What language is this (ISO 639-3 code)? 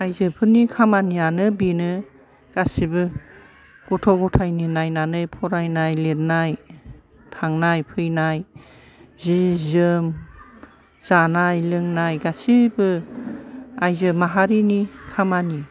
brx